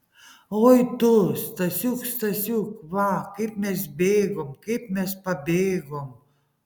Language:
Lithuanian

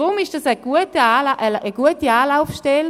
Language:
Swiss German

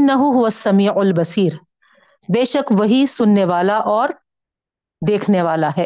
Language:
Urdu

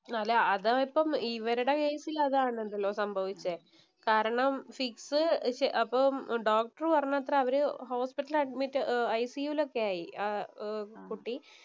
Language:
Malayalam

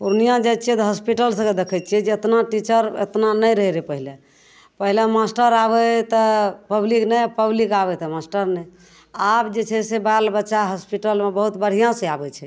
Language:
Maithili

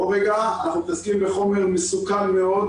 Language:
Hebrew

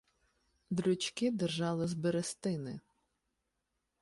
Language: Ukrainian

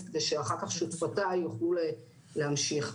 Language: Hebrew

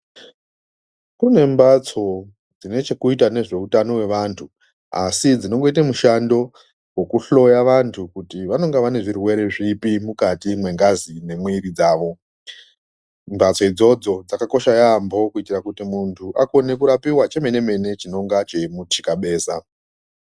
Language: Ndau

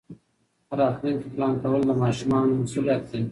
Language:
Pashto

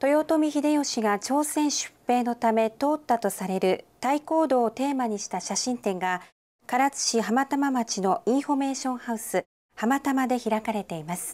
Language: Japanese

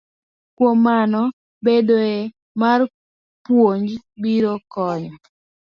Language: Luo (Kenya and Tanzania)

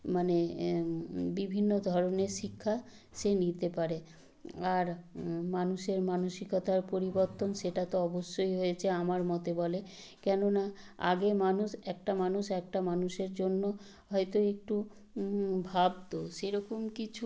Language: Bangla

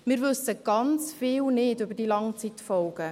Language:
Swiss German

